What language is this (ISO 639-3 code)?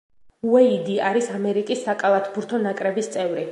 kat